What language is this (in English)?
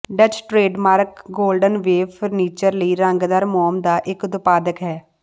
Punjabi